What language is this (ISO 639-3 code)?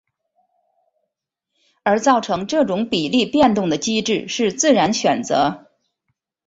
zho